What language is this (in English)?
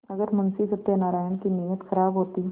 Hindi